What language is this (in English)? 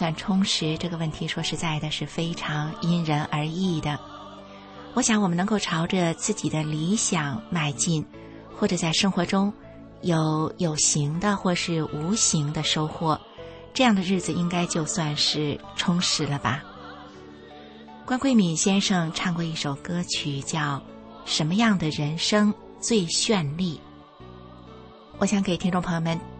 Chinese